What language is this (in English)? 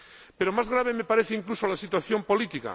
Spanish